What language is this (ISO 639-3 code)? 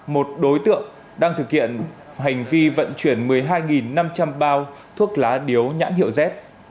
vie